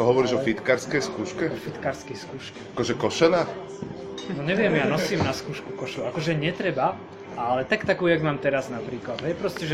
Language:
Slovak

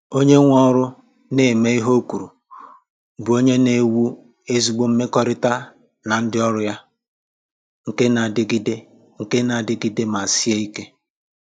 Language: Igbo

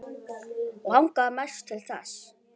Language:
Icelandic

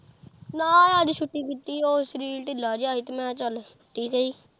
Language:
Punjabi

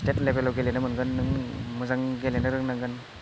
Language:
Bodo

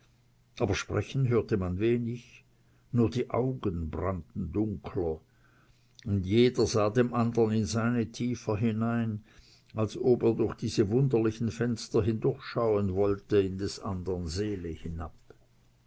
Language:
German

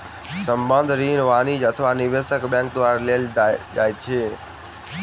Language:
Maithili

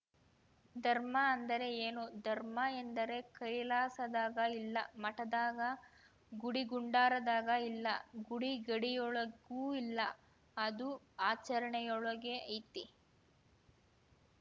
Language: Kannada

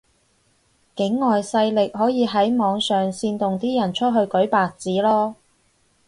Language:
Cantonese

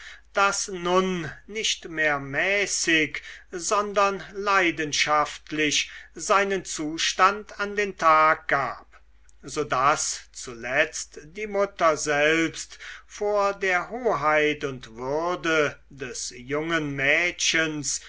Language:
German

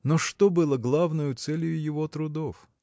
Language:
Russian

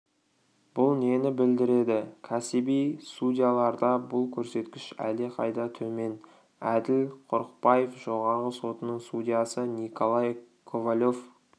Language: Kazakh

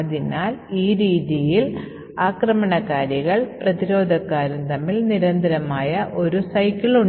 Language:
Malayalam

